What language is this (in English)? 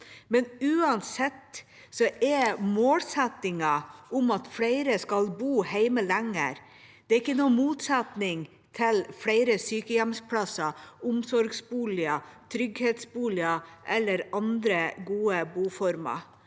Norwegian